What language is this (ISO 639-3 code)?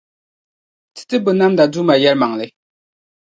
dag